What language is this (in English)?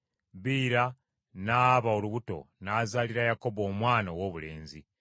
Ganda